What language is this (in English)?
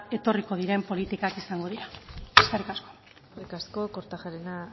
Basque